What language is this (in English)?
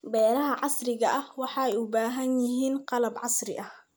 Somali